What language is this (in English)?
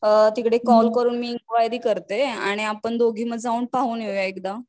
Marathi